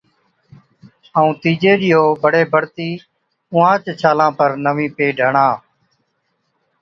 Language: Od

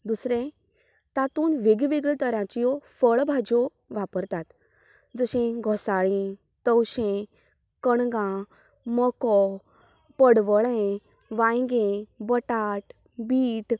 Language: Konkani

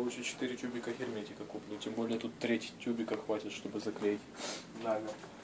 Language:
Russian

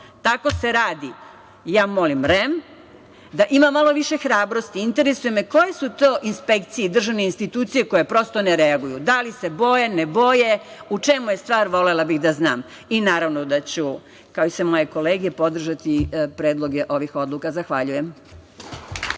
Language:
Serbian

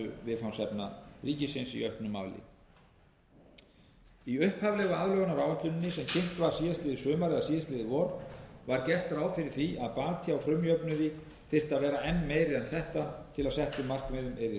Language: Icelandic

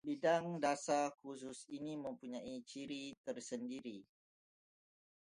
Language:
Malay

